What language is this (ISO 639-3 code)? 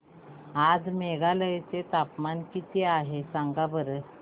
mar